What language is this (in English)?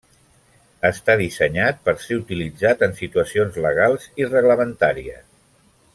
Catalan